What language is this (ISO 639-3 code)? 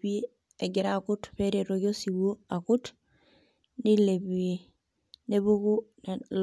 mas